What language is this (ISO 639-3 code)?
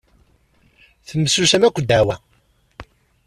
kab